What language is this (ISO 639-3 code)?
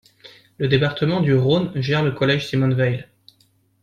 fra